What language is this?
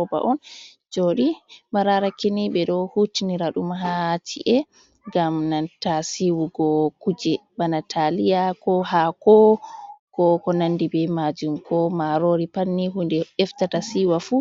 Fula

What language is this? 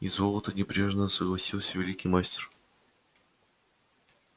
Russian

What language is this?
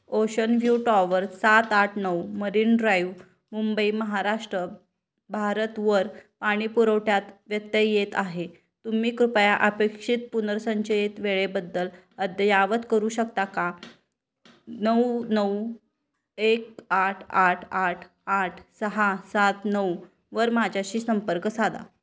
Marathi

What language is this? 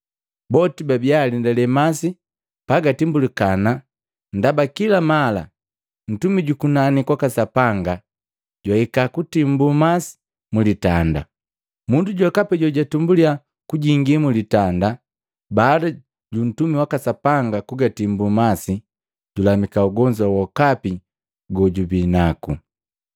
Matengo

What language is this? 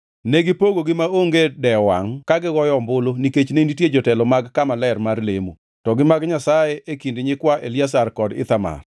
Luo (Kenya and Tanzania)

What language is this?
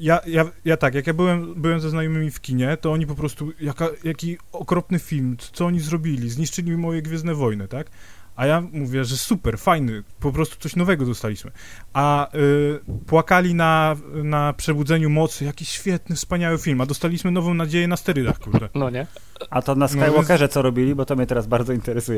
Polish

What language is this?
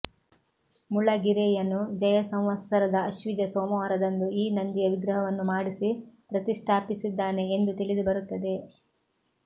Kannada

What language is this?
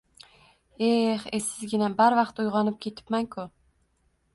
Uzbek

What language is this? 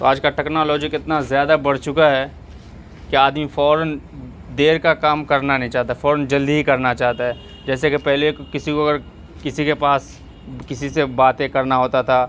Urdu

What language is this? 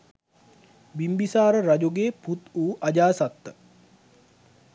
Sinhala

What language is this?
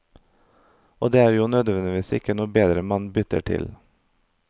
Norwegian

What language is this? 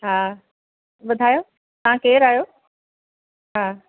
Sindhi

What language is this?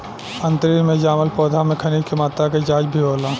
Bhojpuri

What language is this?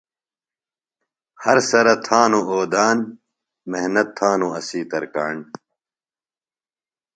Phalura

